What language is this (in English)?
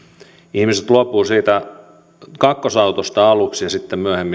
Finnish